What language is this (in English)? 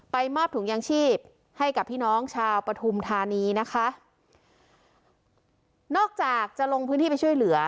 Thai